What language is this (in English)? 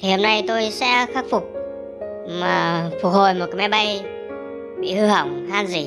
Vietnamese